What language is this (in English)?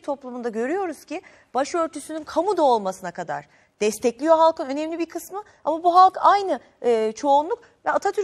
Turkish